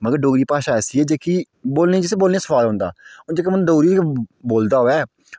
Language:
Dogri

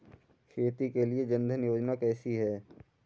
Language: Hindi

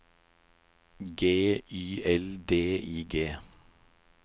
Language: Norwegian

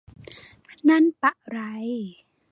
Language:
Thai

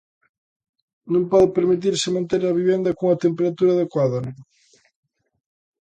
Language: Galician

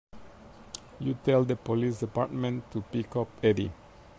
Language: English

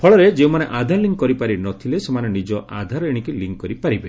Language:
Odia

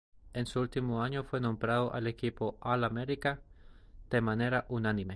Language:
Spanish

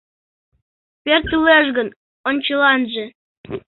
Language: Mari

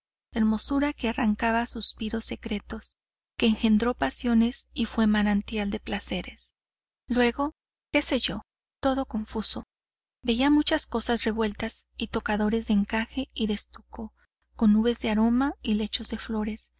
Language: Spanish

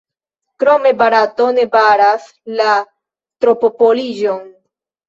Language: Esperanto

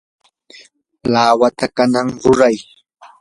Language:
Yanahuanca Pasco Quechua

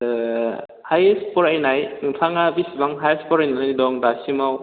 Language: Bodo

